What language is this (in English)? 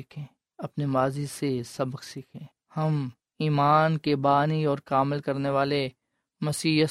Urdu